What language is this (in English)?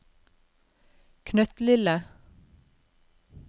Norwegian